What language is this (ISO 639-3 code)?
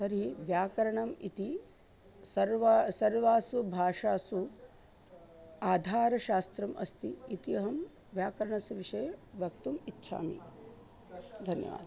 san